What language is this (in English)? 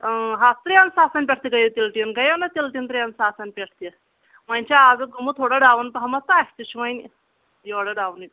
Kashmiri